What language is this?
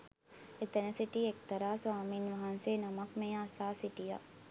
Sinhala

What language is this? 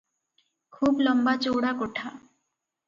Odia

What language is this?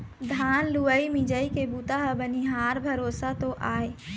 Chhattisgarhi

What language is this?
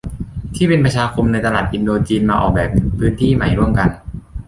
Thai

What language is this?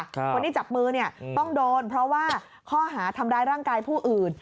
Thai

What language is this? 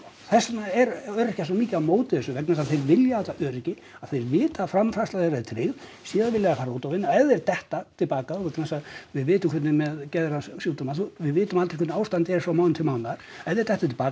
Icelandic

